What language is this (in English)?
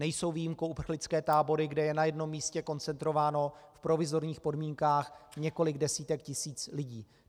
Czech